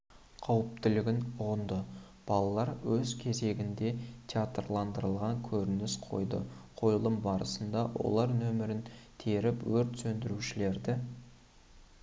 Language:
Kazakh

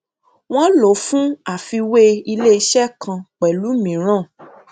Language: Yoruba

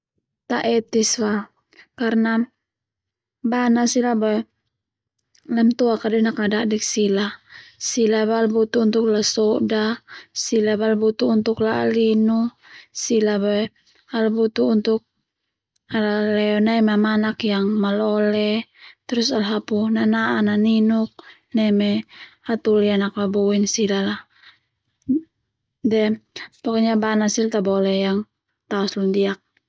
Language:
Termanu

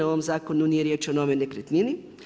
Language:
Croatian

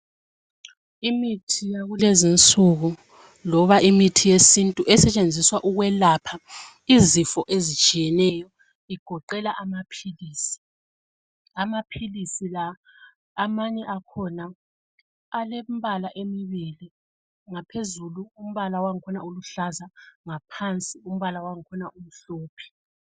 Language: North Ndebele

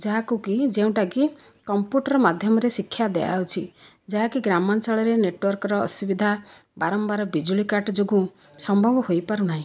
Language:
Odia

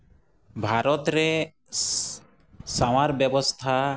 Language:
Santali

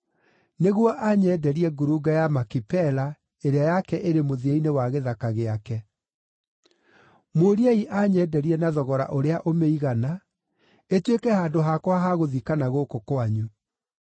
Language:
Kikuyu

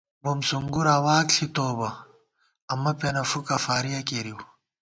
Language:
Gawar-Bati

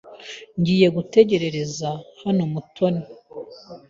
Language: Kinyarwanda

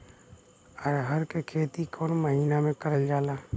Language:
Bhojpuri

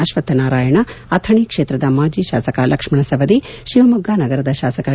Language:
Kannada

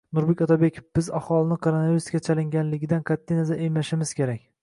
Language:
Uzbek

